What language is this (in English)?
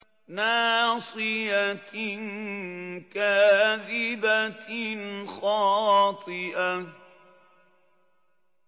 Arabic